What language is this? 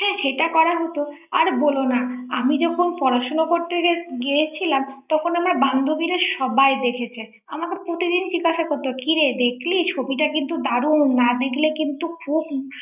Bangla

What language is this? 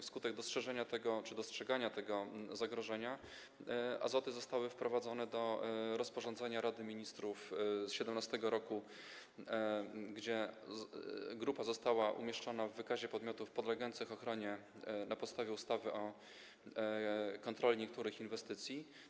Polish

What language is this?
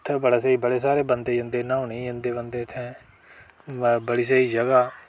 Dogri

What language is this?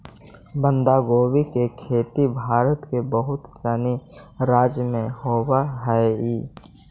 Magahi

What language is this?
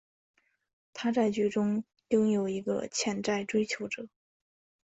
Chinese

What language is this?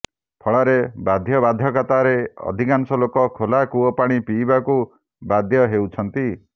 Odia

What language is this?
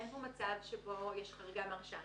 Hebrew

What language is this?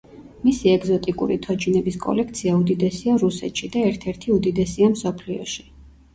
Georgian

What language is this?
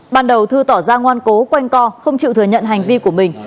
Vietnamese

